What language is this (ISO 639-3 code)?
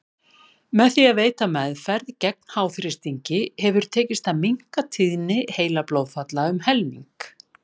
isl